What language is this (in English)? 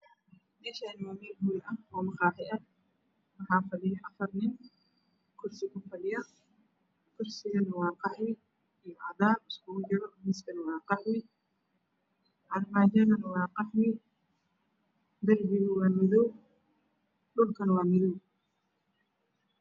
Somali